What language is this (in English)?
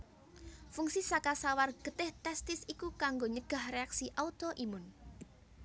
Javanese